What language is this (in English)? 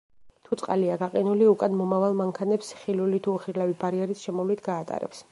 Georgian